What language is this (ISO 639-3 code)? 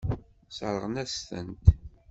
kab